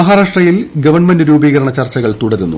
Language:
Malayalam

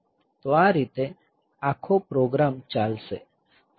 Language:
Gujarati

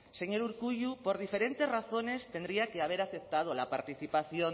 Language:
Spanish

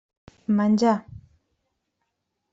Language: Catalan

